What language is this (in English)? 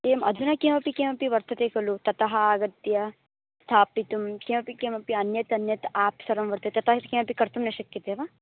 Sanskrit